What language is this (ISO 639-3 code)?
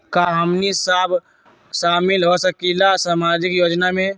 mag